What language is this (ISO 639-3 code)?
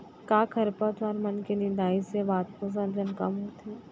hne